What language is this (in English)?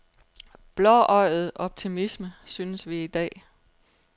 Danish